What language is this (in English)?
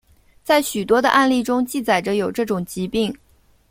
Chinese